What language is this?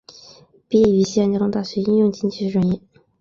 Chinese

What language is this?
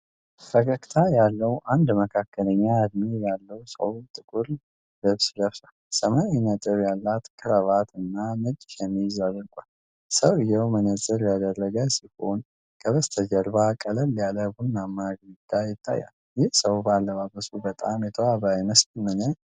Amharic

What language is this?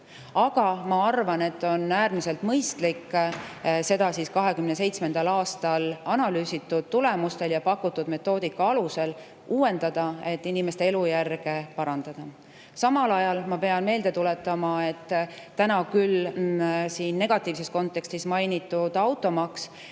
Estonian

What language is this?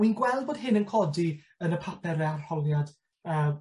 Welsh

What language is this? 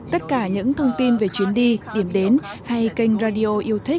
Vietnamese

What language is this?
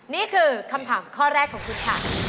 Thai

